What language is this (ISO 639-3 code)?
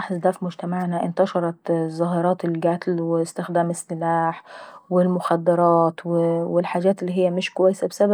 aec